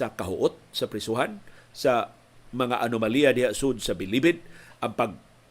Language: Filipino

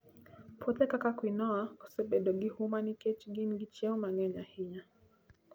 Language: Luo (Kenya and Tanzania)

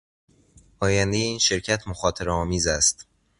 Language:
Persian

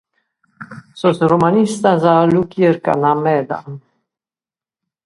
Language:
Sardinian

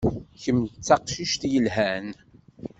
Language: Kabyle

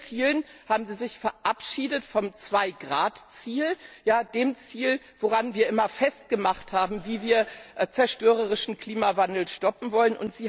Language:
German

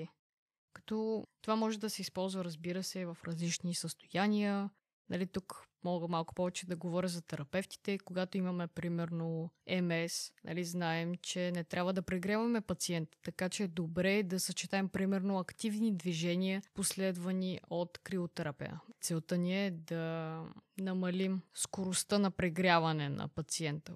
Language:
Bulgarian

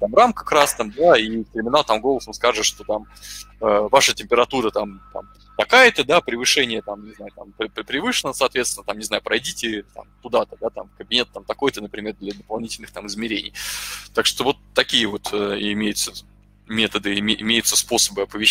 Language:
Russian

